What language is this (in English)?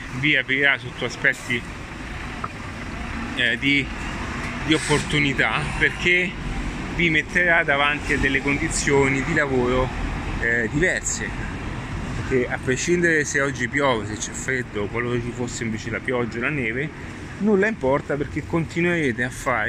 Italian